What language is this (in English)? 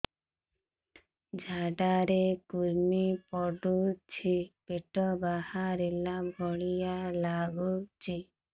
Odia